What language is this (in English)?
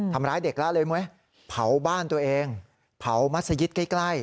Thai